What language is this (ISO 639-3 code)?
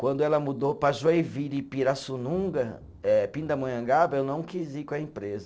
por